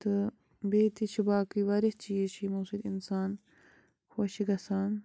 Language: Kashmiri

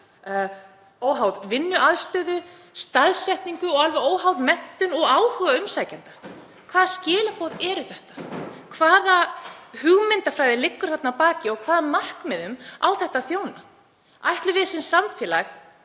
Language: Icelandic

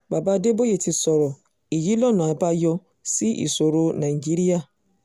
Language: Yoruba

